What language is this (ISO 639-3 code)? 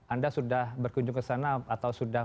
ind